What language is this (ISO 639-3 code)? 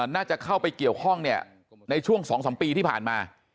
tha